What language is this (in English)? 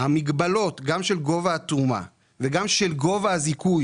Hebrew